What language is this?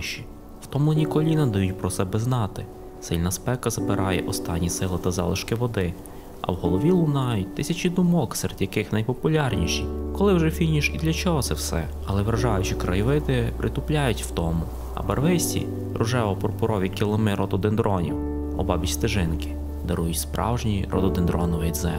Ukrainian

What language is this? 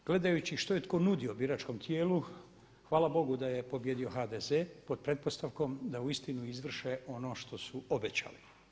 Croatian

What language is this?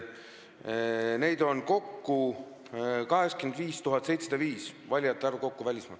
Estonian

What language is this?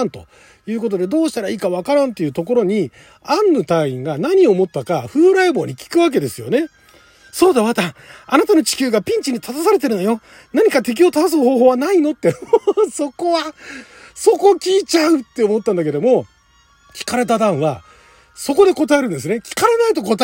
Japanese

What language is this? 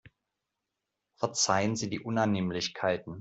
German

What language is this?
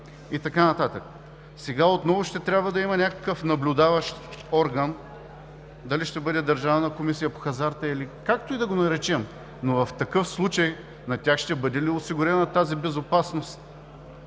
Bulgarian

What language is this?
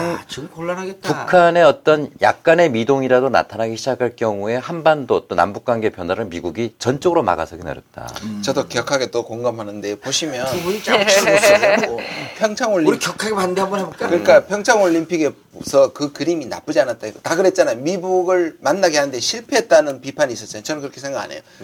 Korean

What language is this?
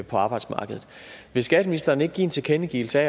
Danish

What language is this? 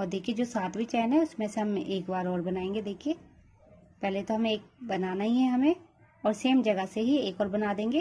Hindi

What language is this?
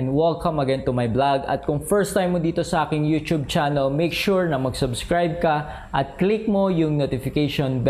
Filipino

